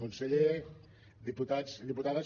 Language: Catalan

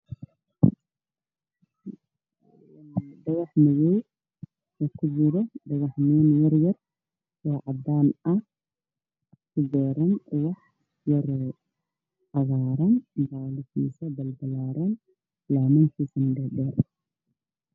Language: Somali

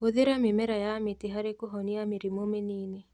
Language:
Kikuyu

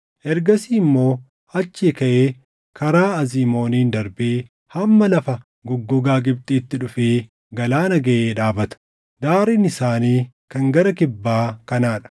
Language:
Oromo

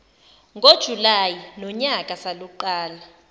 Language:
Zulu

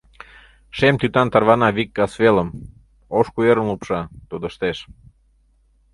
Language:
Mari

